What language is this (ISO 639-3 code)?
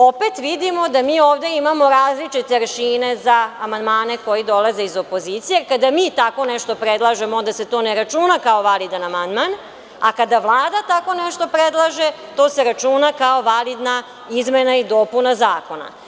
srp